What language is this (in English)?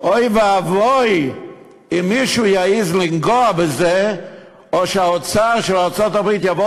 Hebrew